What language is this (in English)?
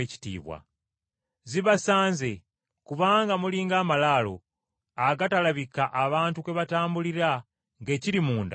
Ganda